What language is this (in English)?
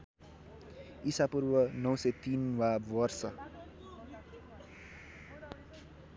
Nepali